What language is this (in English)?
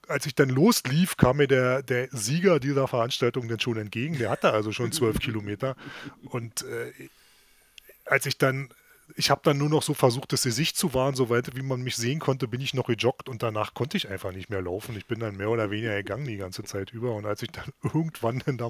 German